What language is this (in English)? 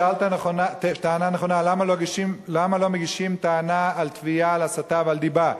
Hebrew